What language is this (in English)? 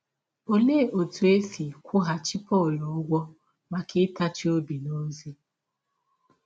Igbo